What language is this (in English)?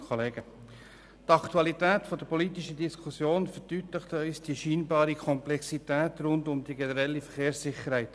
Swiss German